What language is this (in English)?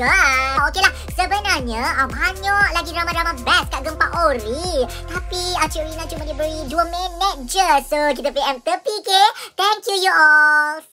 Malay